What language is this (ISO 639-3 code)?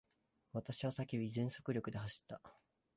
jpn